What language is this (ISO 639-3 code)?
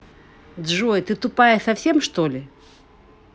rus